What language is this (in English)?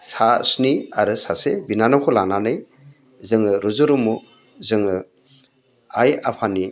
Bodo